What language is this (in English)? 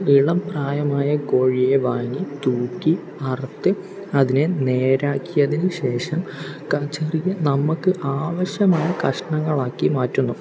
Malayalam